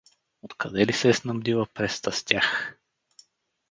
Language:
Bulgarian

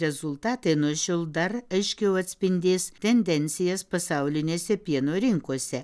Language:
Lithuanian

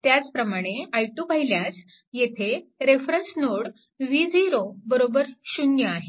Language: Marathi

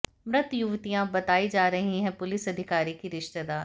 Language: Hindi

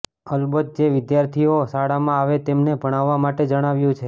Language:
Gujarati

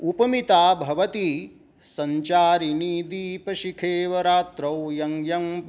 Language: Sanskrit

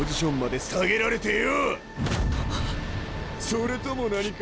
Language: Japanese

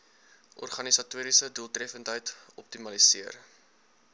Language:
Afrikaans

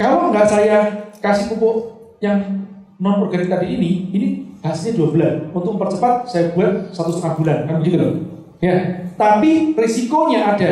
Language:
Indonesian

